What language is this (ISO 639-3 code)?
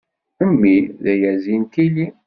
kab